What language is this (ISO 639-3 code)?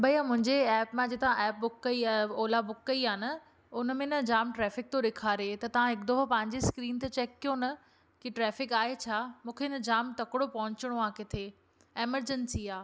snd